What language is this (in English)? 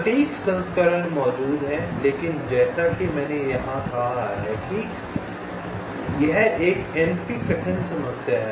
Hindi